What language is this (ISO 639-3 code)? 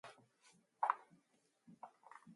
mon